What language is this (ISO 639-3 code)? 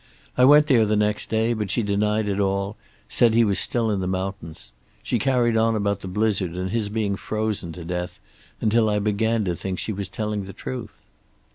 eng